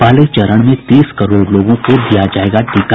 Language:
Hindi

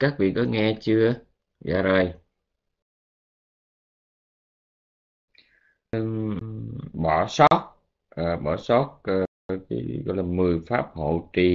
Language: Vietnamese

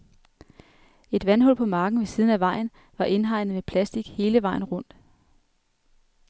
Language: Danish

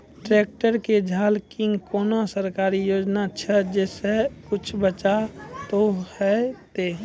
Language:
Maithili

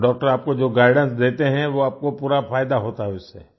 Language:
Hindi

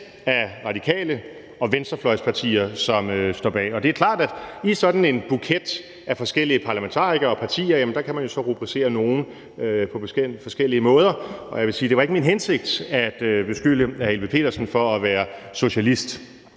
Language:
Danish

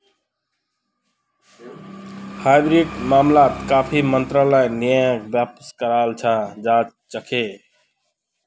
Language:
Magahi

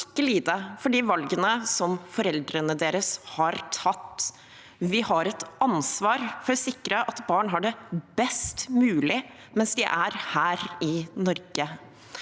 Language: Norwegian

